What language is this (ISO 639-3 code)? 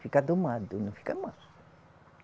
por